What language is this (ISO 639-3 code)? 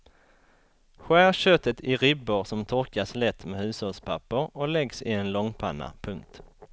swe